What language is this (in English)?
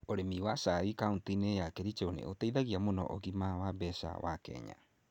Kikuyu